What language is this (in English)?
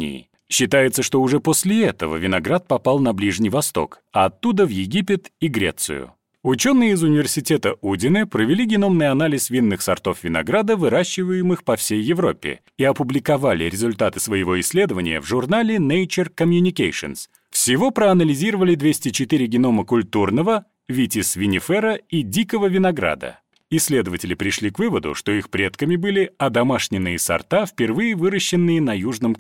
Russian